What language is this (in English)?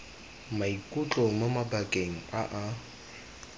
Tswana